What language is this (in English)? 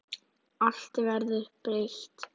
Icelandic